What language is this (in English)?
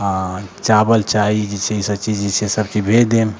Maithili